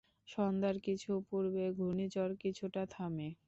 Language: Bangla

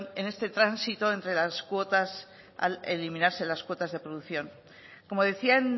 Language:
Spanish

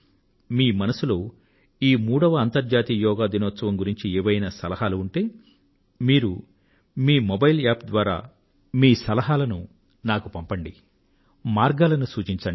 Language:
Telugu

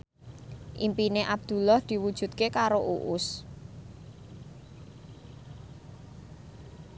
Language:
Javanese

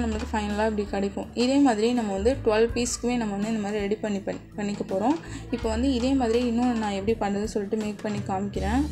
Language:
Tamil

